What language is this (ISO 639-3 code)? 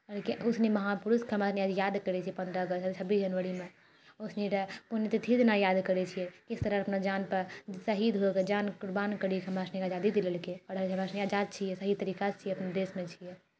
mai